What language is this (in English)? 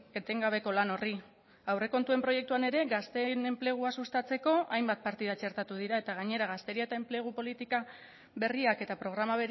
Basque